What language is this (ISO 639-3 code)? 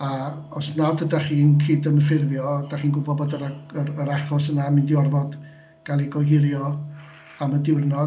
cym